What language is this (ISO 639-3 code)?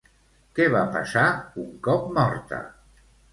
cat